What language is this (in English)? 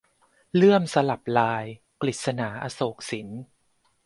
Thai